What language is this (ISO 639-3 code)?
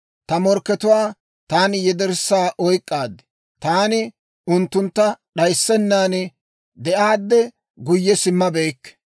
dwr